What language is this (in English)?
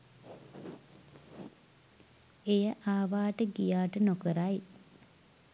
Sinhala